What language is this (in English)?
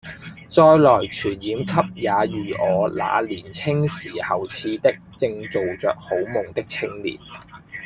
Cantonese